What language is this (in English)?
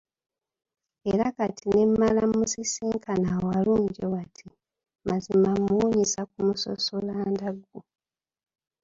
Ganda